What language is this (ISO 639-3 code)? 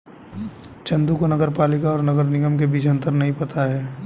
hin